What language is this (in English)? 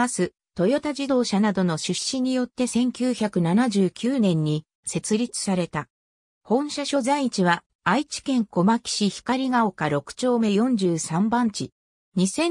Japanese